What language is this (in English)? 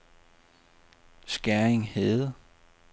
Danish